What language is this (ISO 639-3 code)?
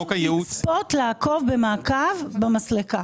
heb